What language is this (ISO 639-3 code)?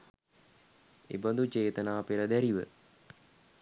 sin